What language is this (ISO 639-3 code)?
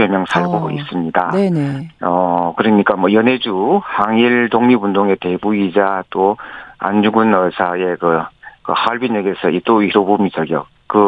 kor